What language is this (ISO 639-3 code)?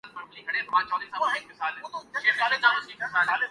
urd